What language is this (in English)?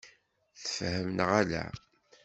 Kabyle